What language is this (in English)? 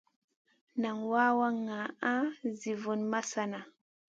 Masana